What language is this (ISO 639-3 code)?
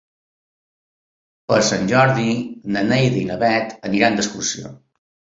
cat